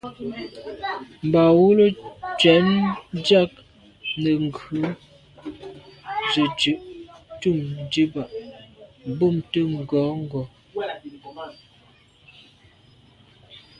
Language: Medumba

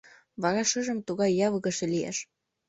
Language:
Mari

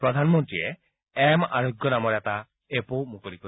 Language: Assamese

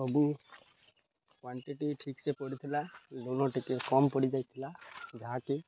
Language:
Odia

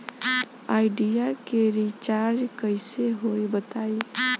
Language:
Bhojpuri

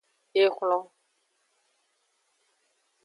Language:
Aja (Benin)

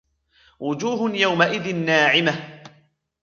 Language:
Arabic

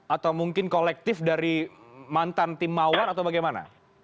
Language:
Indonesian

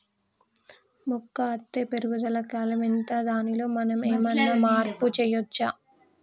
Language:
Telugu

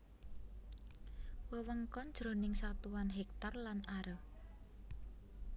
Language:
Javanese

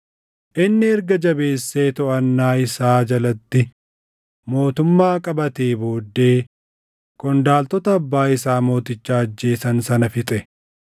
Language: Oromo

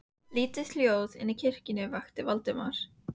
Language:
Icelandic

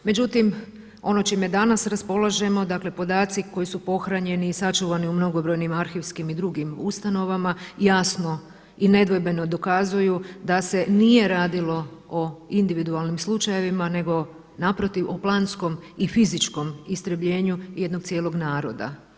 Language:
Croatian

